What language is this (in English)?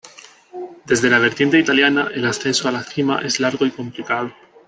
Spanish